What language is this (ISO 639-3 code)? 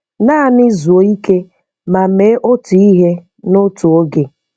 ibo